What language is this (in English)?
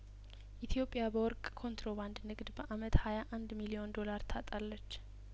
Amharic